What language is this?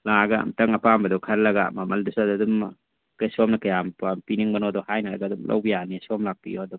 Manipuri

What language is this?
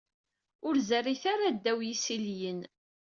Kabyle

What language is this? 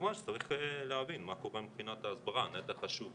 Hebrew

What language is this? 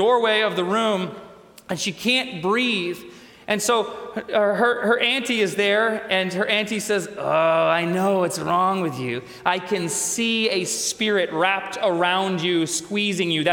English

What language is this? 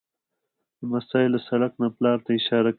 Pashto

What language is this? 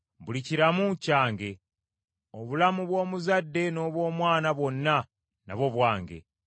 Ganda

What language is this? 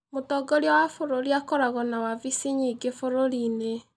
Kikuyu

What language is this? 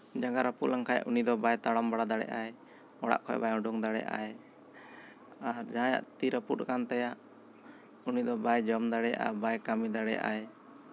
Santali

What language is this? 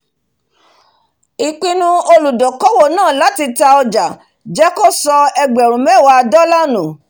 Yoruba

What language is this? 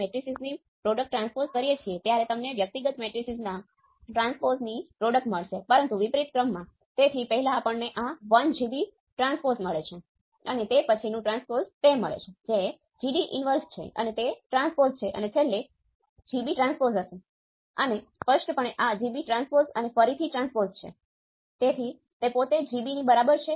Gujarati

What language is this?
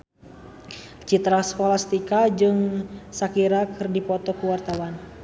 Sundanese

